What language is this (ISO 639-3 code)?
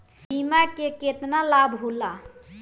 bho